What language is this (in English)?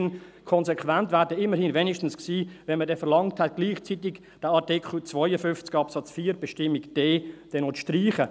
Swiss German